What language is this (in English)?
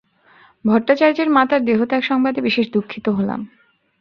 Bangla